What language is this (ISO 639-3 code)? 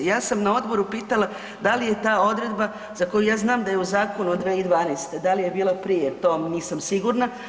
hrv